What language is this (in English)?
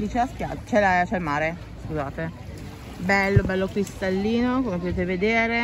Italian